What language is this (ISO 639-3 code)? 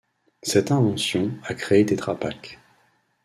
fra